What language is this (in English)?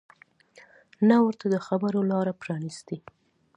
Pashto